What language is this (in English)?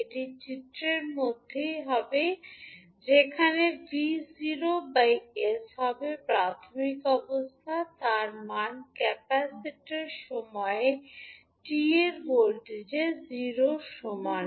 Bangla